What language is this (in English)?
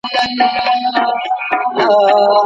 Pashto